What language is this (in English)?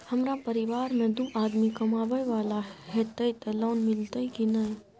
Maithili